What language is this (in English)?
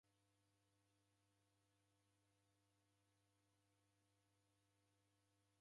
Taita